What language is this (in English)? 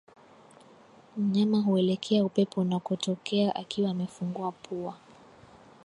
Swahili